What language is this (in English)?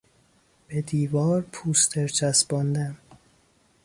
Persian